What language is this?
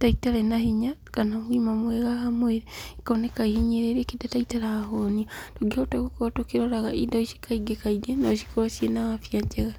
Kikuyu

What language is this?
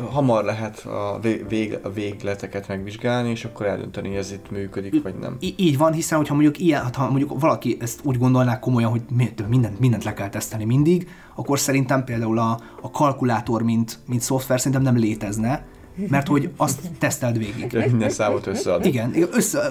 Hungarian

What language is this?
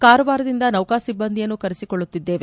Kannada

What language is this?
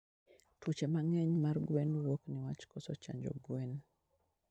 Luo (Kenya and Tanzania)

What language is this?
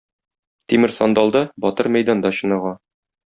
Tatar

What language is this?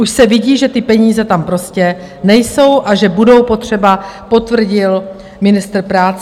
Czech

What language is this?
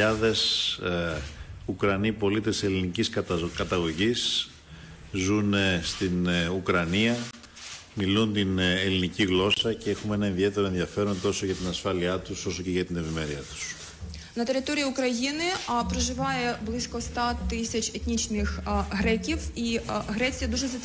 Greek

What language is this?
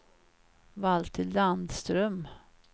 Swedish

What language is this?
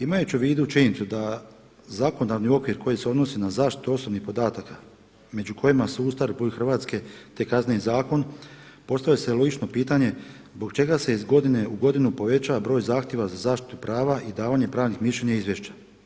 Croatian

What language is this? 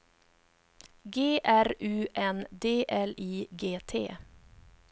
Swedish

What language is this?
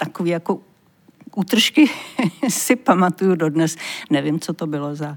Czech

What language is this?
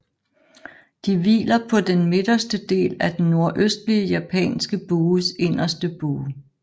Danish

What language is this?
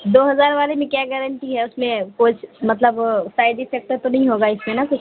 Urdu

